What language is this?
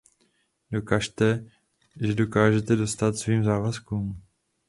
Czech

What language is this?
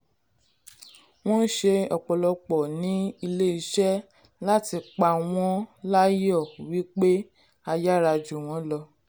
Yoruba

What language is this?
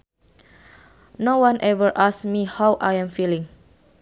Sundanese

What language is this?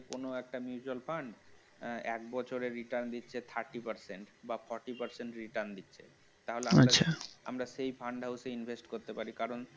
Bangla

